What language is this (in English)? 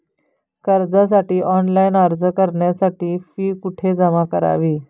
Marathi